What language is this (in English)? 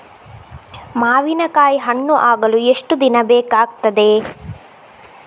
Kannada